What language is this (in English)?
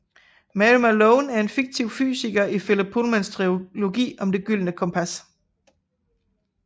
Danish